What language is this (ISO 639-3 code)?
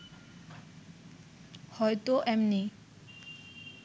ben